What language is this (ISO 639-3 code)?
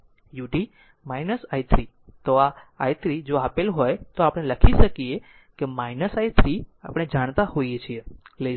guj